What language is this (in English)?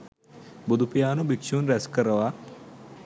Sinhala